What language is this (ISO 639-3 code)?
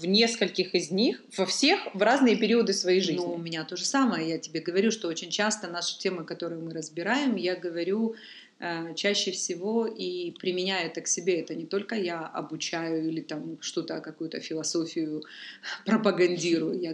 rus